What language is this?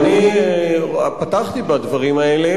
Hebrew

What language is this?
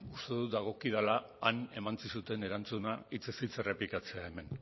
Basque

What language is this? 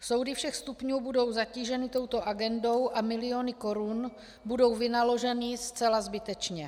Czech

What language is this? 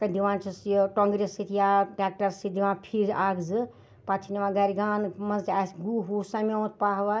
Kashmiri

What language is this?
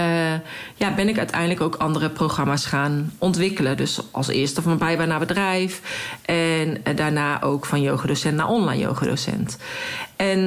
Dutch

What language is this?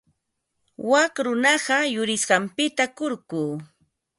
Ambo-Pasco Quechua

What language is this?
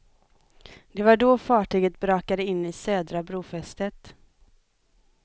Swedish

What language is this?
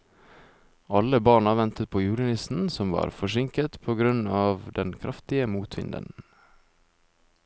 Norwegian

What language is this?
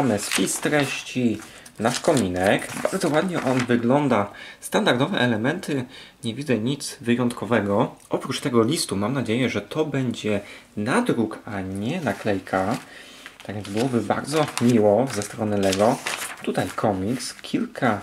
Polish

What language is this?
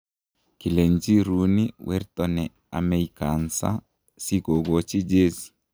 Kalenjin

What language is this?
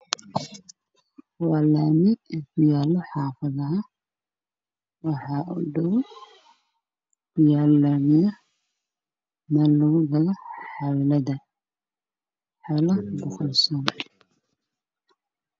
Somali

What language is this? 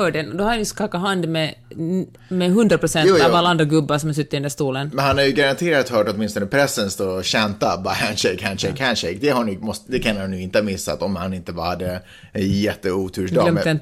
Swedish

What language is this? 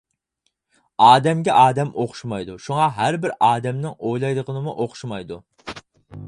Uyghur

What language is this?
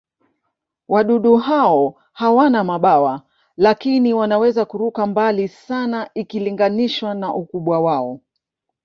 Swahili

